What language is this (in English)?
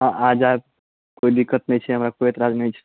Maithili